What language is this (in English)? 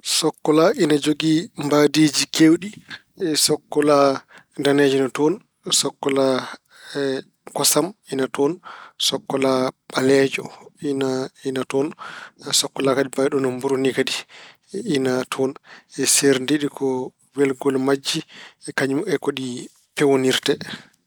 Fula